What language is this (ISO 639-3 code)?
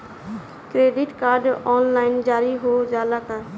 bho